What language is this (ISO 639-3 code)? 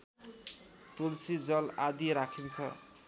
nep